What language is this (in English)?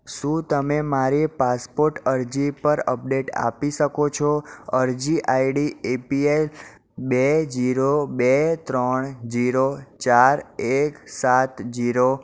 Gujarati